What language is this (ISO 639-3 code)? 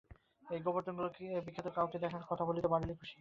ben